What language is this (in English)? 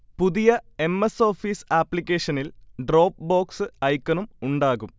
Malayalam